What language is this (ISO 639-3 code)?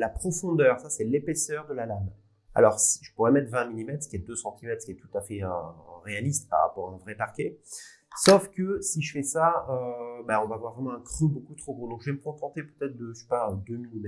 fra